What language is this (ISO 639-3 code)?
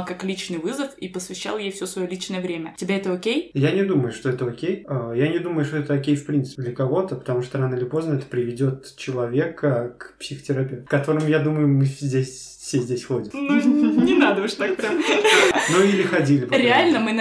rus